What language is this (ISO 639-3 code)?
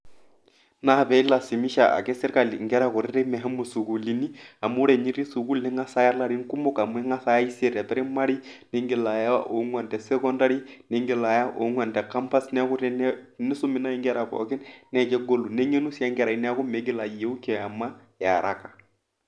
mas